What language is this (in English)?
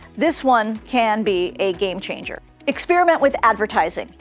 English